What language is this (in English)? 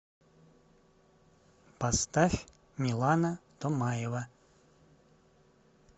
Russian